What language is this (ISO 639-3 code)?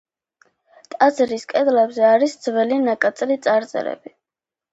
kat